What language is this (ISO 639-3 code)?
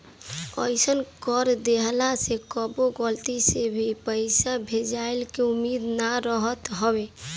bho